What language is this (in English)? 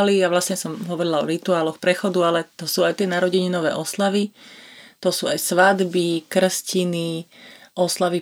Slovak